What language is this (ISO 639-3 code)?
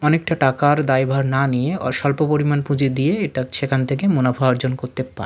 ben